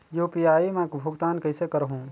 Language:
Chhattisgarhi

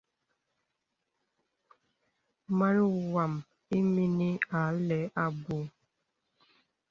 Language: Bebele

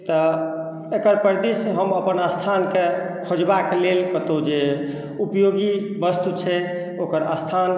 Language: Maithili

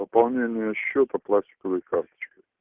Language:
Russian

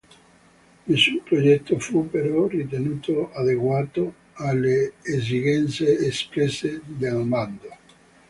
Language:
Italian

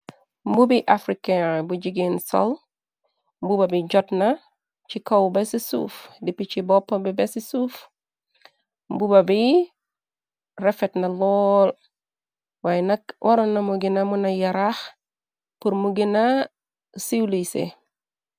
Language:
Wolof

